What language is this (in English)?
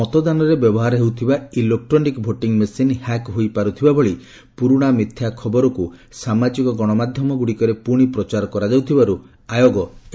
Odia